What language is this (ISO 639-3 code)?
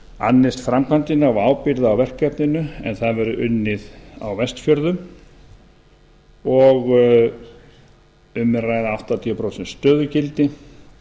isl